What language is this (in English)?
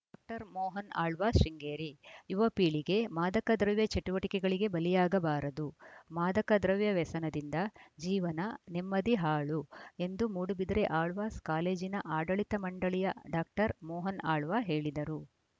Kannada